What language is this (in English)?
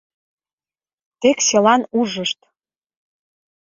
Mari